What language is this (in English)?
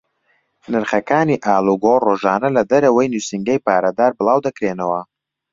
Central Kurdish